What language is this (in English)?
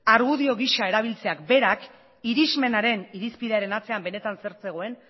Basque